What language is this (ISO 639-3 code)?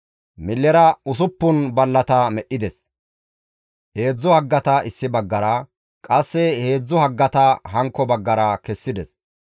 gmv